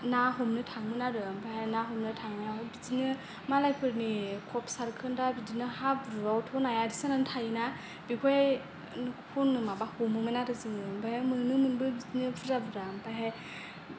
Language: Bodo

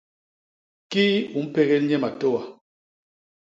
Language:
Basaa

